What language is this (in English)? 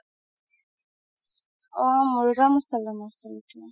Assamese